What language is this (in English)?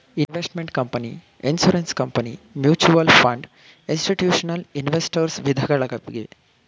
Kannada